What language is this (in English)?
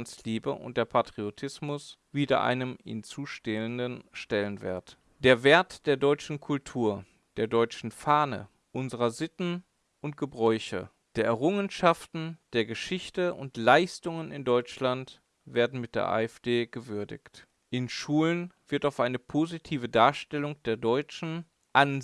German